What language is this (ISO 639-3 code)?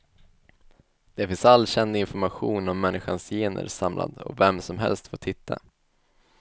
swe